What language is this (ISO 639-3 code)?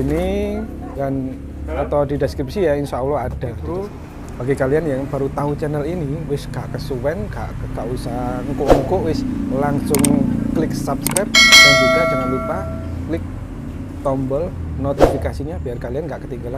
ind